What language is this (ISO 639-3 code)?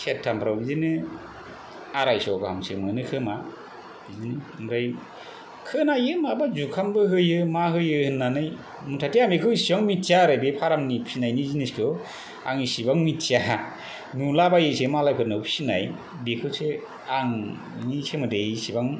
brx